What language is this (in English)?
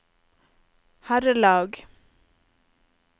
Norwegian